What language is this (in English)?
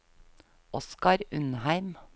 Norwegian